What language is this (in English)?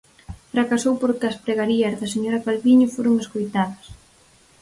Galician